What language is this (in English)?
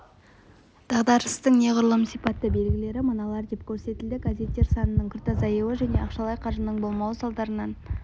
Kazakh